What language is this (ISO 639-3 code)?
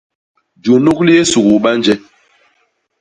bas